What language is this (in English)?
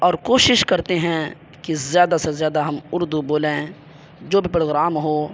Urdu